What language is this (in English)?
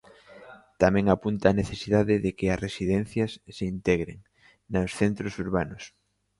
Galician